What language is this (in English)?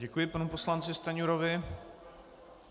Czech